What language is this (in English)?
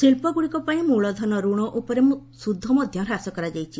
Odia